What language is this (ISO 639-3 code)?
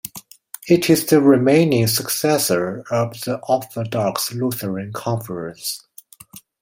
eng